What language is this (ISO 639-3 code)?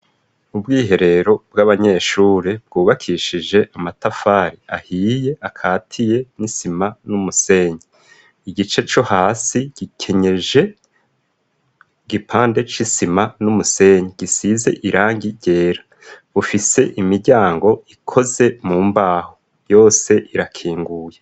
run